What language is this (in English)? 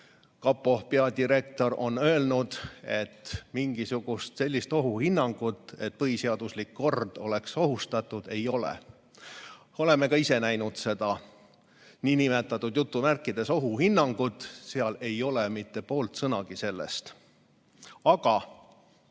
Estonian